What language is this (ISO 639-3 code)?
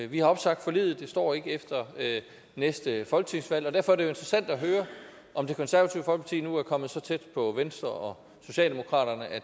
dan